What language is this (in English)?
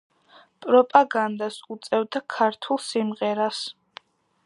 Georgian